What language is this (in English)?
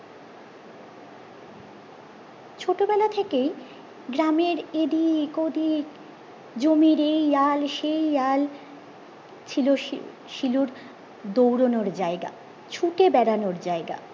Bangla